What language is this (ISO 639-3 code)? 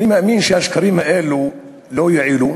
heb